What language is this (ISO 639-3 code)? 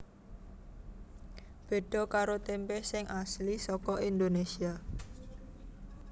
jav